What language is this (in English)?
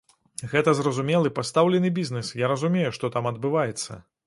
Belarusian